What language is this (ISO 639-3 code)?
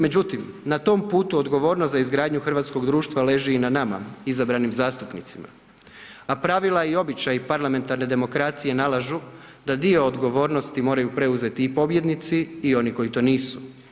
hrv